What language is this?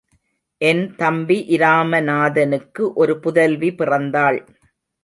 Tamil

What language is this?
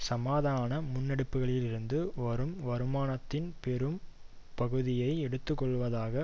Tamil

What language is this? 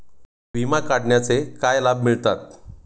Marathi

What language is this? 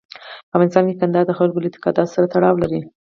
Pashto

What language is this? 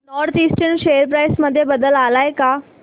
Marathi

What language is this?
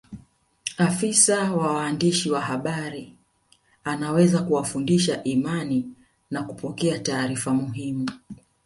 Swahili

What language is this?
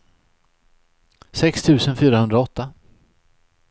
Swedish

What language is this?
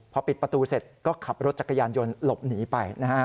Thai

